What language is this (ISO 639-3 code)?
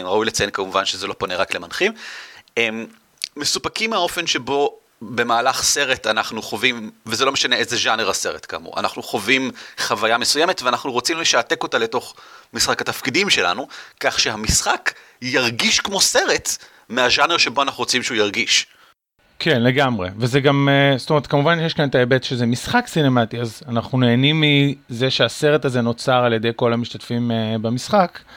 heb